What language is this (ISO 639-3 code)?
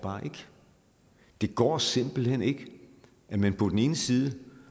dan